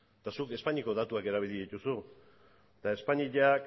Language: Basque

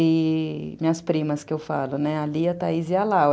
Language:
Portuguese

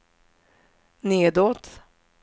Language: Swedish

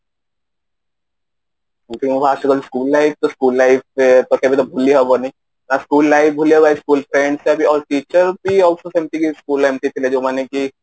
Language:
Odia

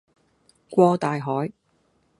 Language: Cantonese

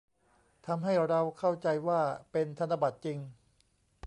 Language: Thai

